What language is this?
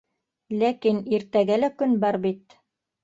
Bashkir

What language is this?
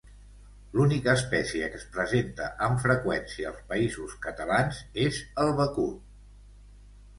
Catalan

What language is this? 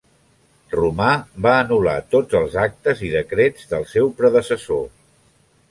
Catalan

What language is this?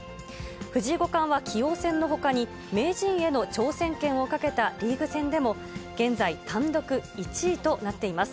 Japanese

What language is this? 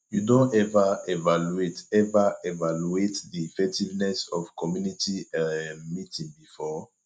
Nigerian Pidgin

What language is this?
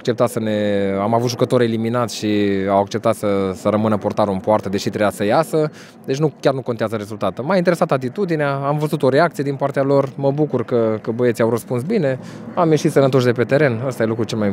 Romanian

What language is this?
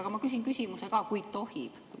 Estonian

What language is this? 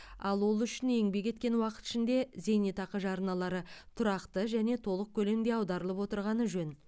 Kazakh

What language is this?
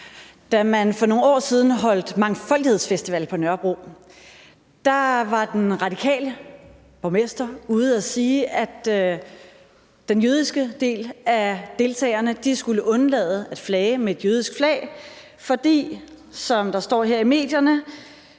Danish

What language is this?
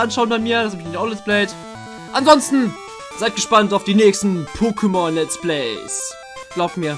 German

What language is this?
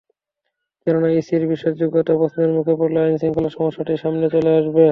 Bangla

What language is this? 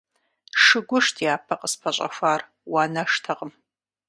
Kabardian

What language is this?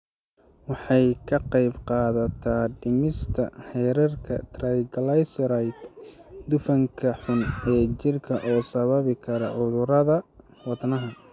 Somali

